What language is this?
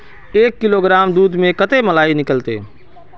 Magahi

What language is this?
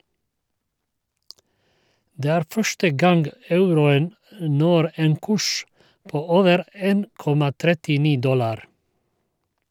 Norwegian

